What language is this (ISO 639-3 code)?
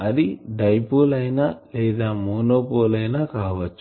tel